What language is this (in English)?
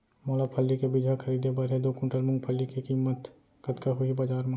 Chhattisgarhi